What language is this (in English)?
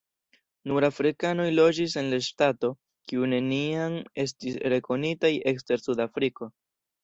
Esperanto